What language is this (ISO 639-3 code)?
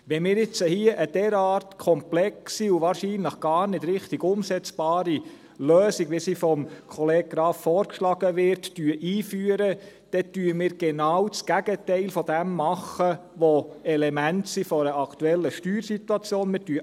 gsw